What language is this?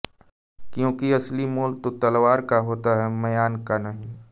Hindi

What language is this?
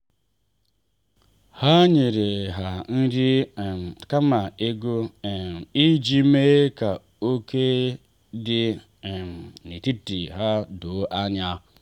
Igbo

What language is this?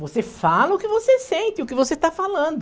Portuguese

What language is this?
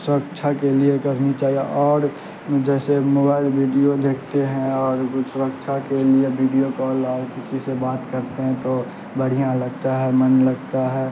Urdu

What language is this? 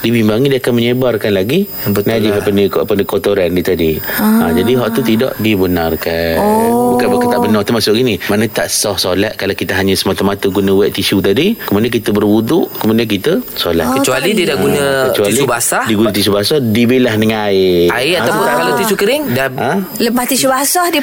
Malay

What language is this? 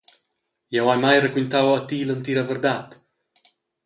Romansh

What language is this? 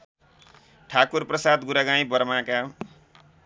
Nepali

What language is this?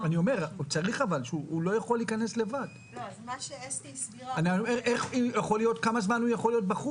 Hebrew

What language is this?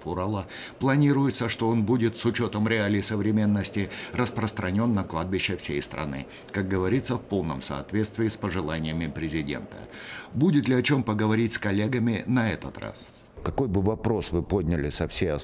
Russian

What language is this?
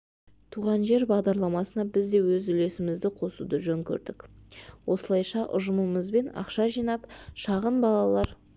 Kazakh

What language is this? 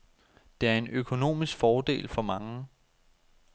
Danish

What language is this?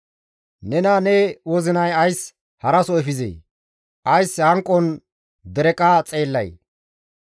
Gamo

